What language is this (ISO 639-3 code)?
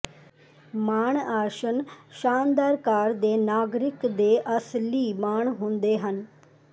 pan